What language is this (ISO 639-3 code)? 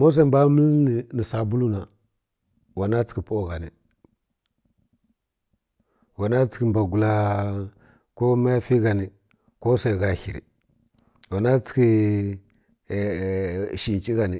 fkk